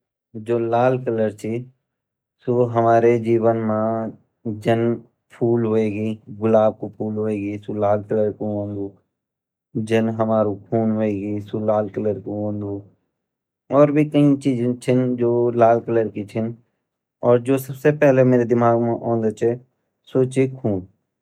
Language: Garhwali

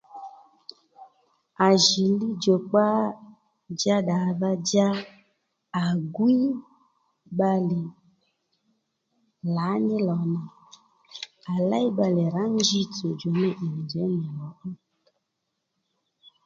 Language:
Lendu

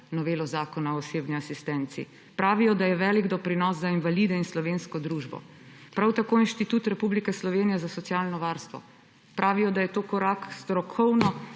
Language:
Slovenian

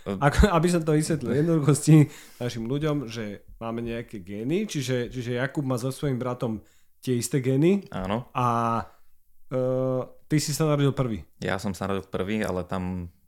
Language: Slovak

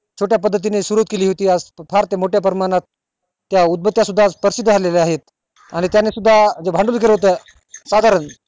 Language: Marathi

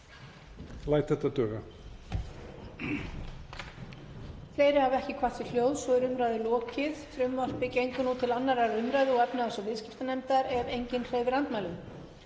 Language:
Icelandic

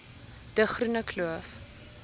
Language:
Afrikaans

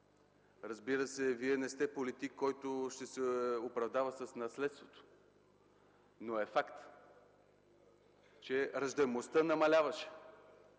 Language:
Bulgarian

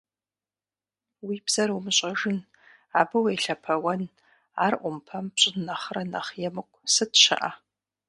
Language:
Kabardian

